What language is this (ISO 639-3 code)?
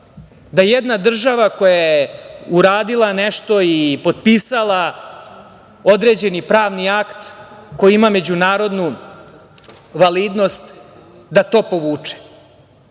srp